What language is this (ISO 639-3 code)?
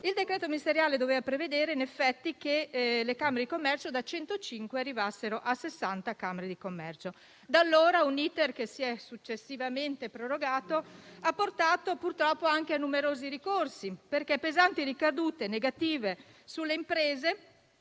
ita